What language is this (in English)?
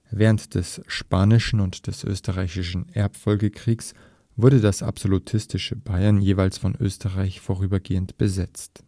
German